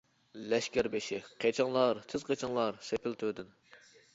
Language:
Uyghur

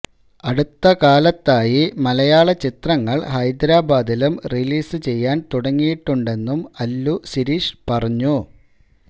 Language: Malayalam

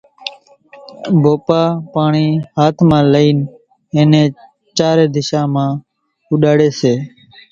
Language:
Kachi Koli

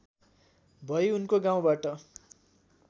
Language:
Nepali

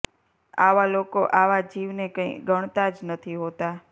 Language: Gujarati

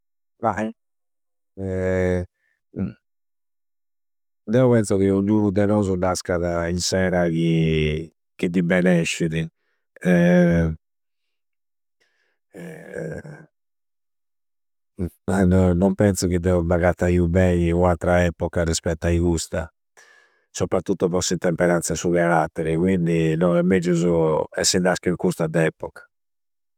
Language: Campidanese Sardinian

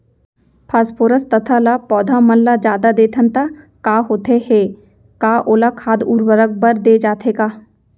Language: Chhattisgarhi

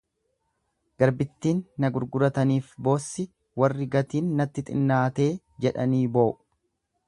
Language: Oromo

